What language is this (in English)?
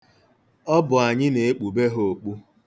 Igbo